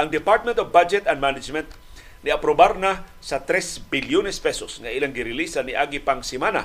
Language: Filipino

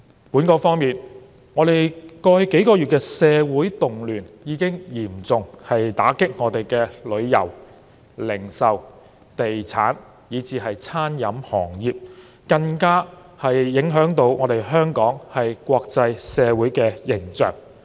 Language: Cantonese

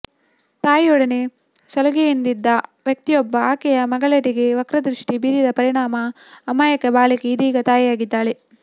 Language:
Kannada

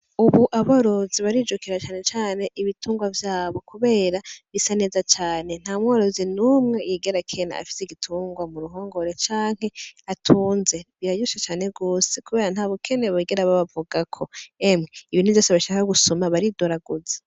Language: Rundi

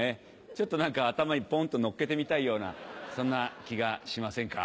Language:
Japanese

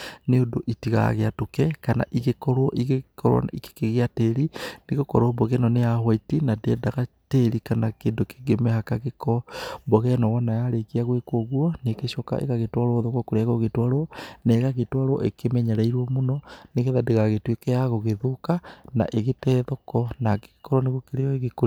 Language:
Kikuyu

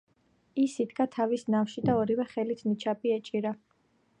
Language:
Georgian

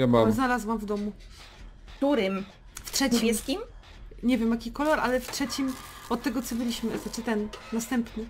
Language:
Polish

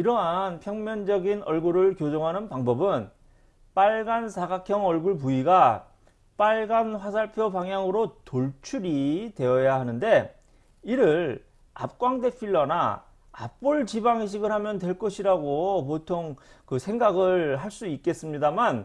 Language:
Korean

